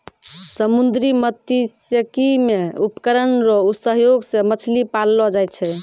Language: Maithili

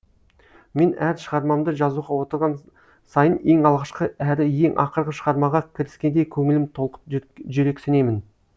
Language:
Kazakh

